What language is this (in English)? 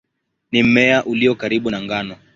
Swahili